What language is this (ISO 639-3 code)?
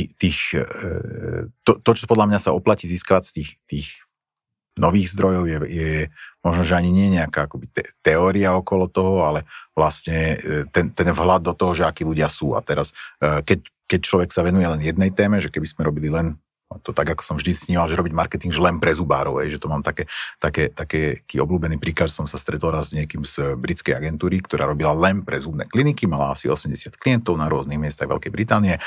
slk